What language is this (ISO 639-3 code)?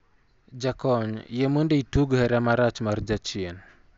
luo